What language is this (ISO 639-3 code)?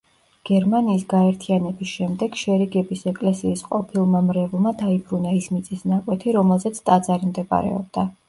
kat